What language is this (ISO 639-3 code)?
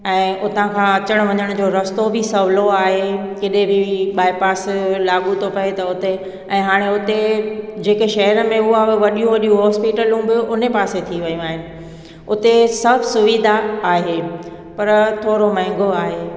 snd